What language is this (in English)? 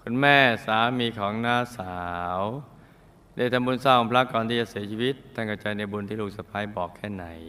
Thai